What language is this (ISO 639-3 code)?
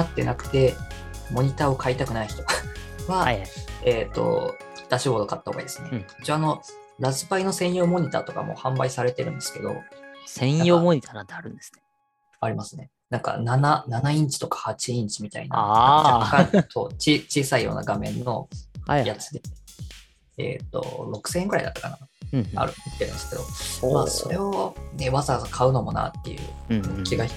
jpn